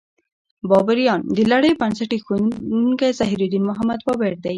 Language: Pashto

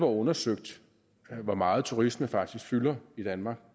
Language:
Danish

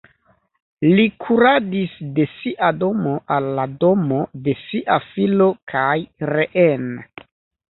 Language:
Esperanto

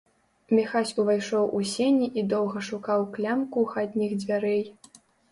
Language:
Belarusian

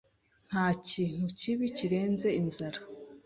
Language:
Kinyarwanda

